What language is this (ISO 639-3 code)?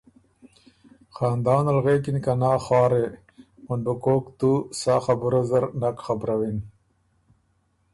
oru